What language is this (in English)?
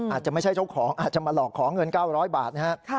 Thai